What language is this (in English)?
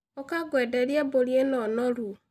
Kikuyu